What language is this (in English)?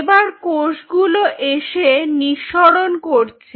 Bangla